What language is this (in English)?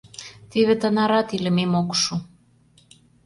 Mari